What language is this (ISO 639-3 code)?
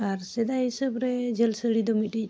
sat